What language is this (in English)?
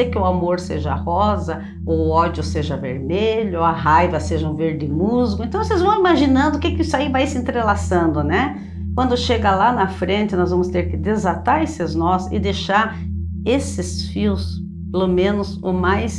Portuguese